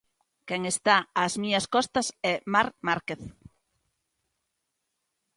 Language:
Galician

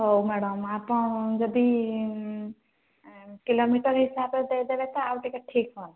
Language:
Odia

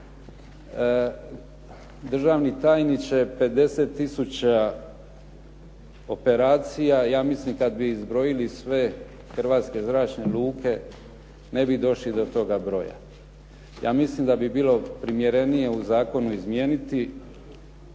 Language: Croatian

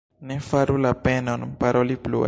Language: Esperanto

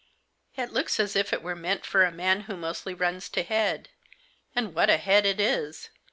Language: English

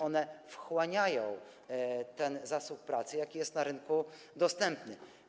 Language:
Polish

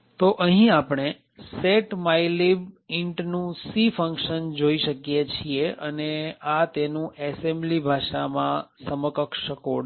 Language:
Gujarati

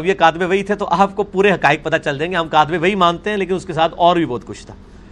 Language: Urdu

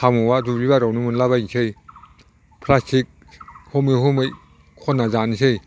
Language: Bodo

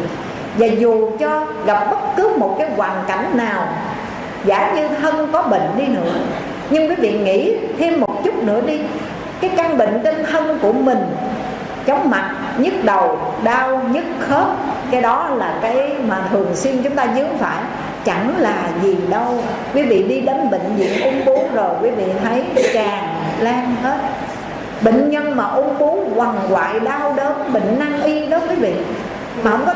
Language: Vietnamese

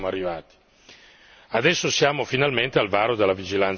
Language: Italian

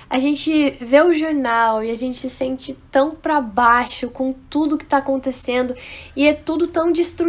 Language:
Portuguese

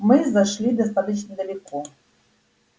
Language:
Russian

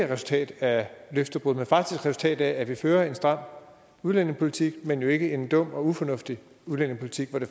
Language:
Danish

